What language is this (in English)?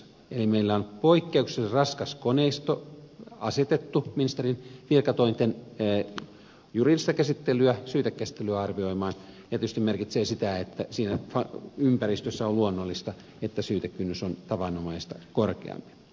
Finnish